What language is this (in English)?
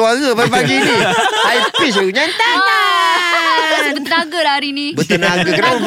Malay